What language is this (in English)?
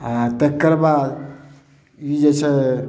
Maithili